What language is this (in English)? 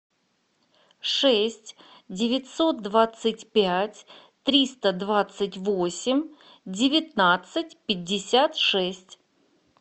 Russian